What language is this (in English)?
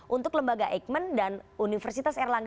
Indonesian